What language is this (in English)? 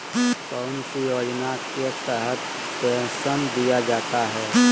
Magahi